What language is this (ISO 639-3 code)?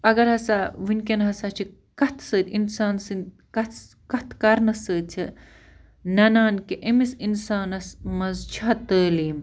kas